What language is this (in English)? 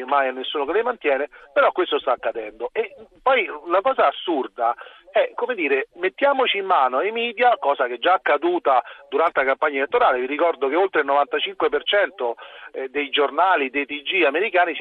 Italian